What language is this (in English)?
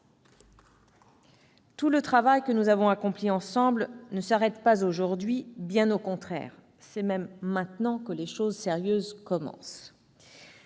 French